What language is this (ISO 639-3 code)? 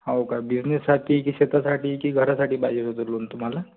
mar